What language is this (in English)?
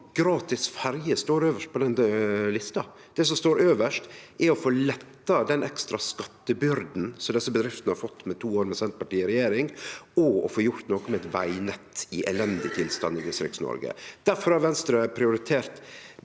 Norwegian